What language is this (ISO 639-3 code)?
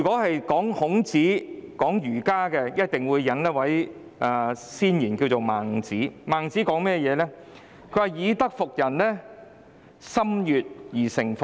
yue